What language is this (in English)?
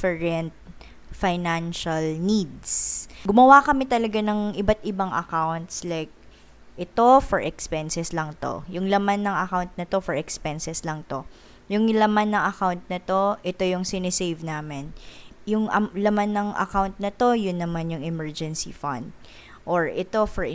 Filipino